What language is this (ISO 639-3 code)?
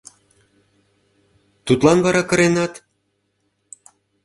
chm